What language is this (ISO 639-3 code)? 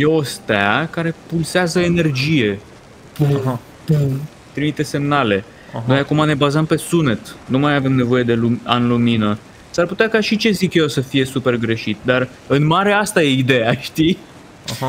ron